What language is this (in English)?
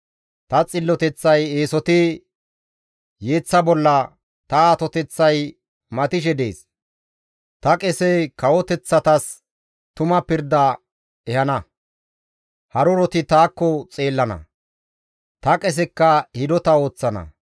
Gamo